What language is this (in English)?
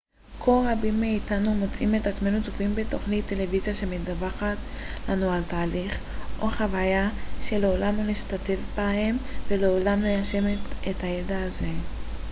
Hebrew